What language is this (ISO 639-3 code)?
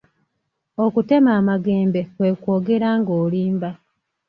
lug